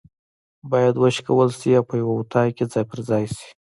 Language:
Pashto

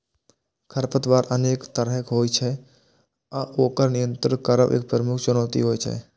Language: Maithili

